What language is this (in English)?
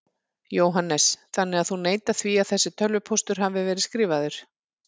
Icelandic